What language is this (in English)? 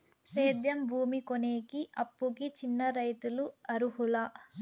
Telugu